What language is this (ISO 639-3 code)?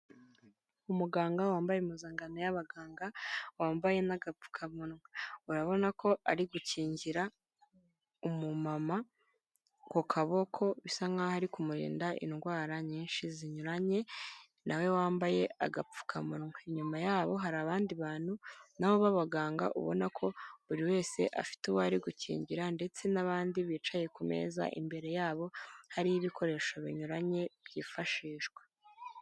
kin